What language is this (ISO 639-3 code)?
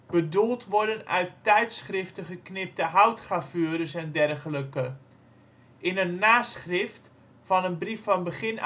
nld